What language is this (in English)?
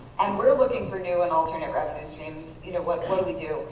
English